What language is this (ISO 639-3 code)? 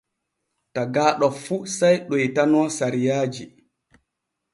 fue